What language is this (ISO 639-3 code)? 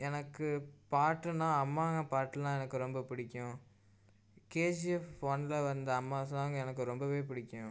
tam